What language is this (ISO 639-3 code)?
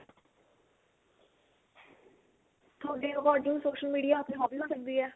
pan